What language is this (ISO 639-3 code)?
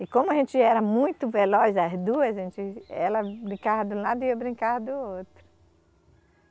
por